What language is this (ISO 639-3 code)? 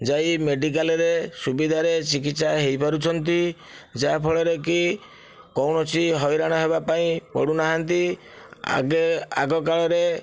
ori